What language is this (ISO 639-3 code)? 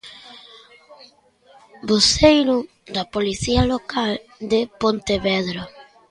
glg